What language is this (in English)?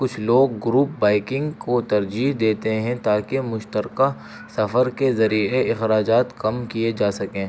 Urdu